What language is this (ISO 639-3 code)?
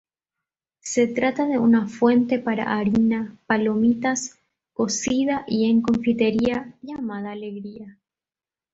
spa